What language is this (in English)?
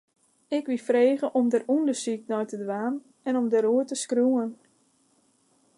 Western Frisian